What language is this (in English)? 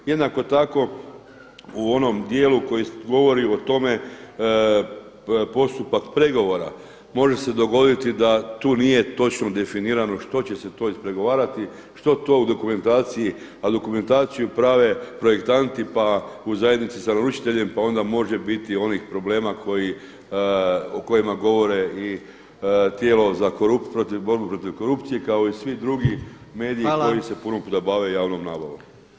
Croatian